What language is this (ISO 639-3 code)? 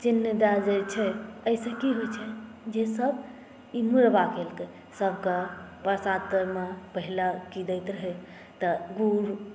mai